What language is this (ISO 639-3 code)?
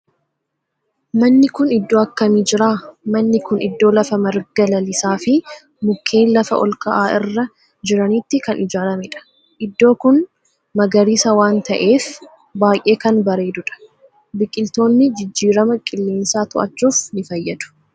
orm